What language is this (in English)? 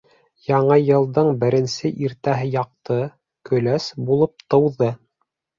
Bashkir